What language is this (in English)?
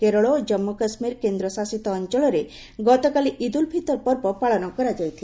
Odia